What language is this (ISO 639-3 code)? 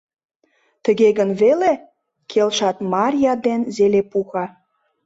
chm